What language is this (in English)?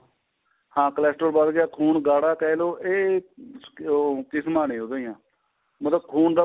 Punjabi